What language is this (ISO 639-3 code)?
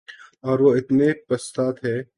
urd